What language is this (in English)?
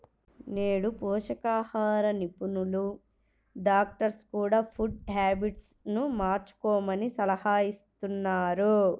Telugu